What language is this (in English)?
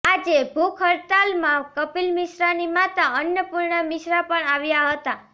Gujarati